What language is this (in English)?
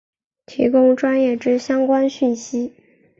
Chinese